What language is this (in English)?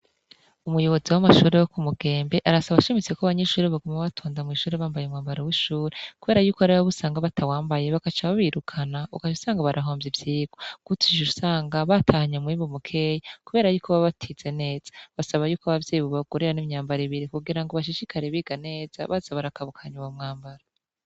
Rundi